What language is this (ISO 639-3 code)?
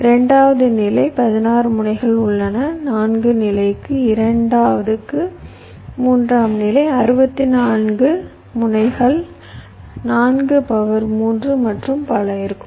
tam